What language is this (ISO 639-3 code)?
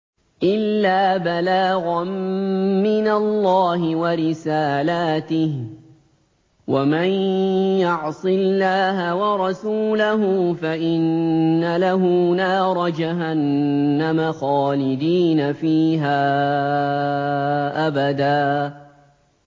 ara